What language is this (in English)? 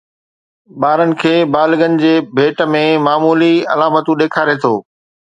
Sindhi